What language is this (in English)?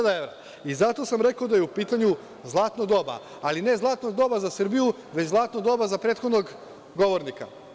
Serbian